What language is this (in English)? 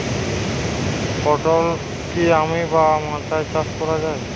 Bangla